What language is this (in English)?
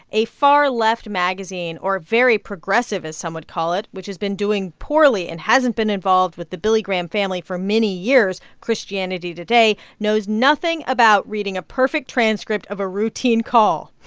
English